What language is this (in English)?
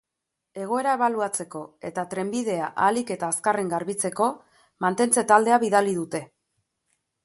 Basque